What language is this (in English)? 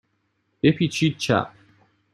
Persian